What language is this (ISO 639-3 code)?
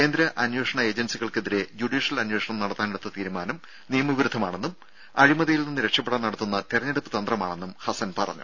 mal